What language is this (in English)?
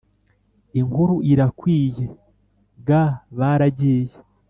Kinyarwanda